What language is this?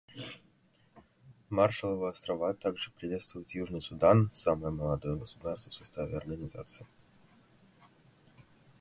Russian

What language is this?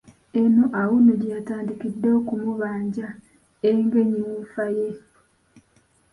Ganda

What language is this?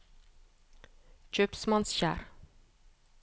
Norwegian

